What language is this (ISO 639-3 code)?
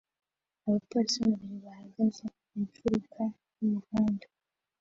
kin